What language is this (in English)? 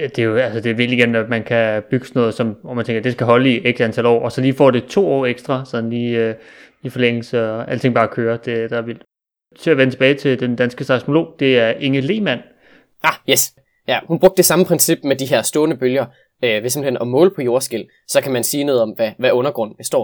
Danish